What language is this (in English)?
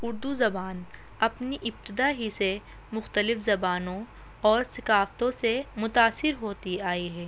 Urdu